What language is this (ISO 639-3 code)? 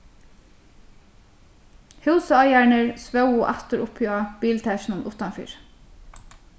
fao